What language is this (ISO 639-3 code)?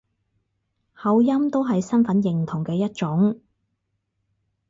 yue